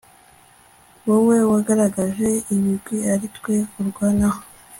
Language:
Kinyarwanda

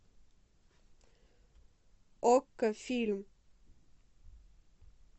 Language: Russian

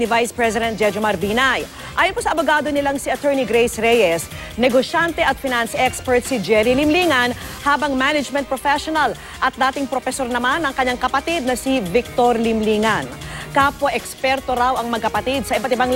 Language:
Filipino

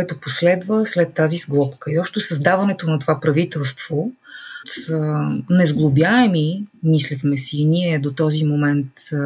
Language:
Bulgarian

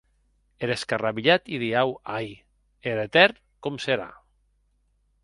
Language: Occitan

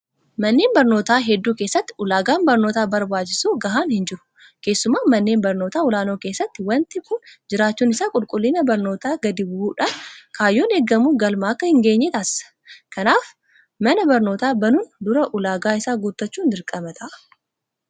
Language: Oromo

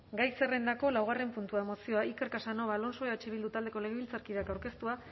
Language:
Basque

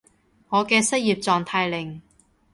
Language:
Cantonese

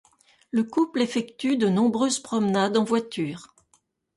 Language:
French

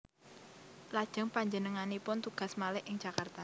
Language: Javanese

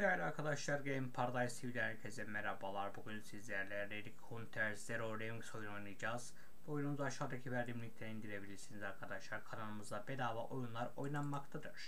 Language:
Turkish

